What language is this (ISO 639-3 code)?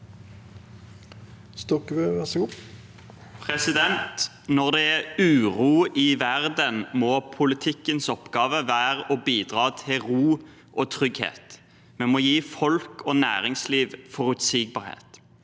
nor